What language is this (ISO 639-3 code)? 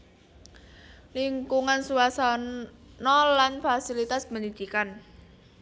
jav